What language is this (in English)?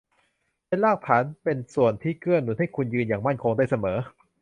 Thai